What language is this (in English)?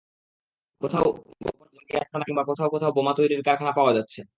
Bangla